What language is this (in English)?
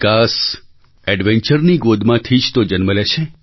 Gujarati